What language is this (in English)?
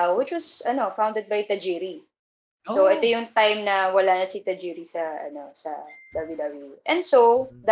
Filipino